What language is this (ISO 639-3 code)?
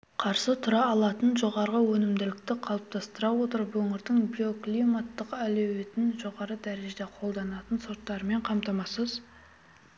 kaz